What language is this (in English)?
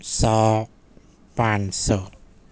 Urdu